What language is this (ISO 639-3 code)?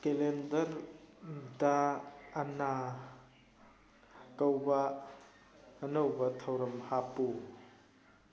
mni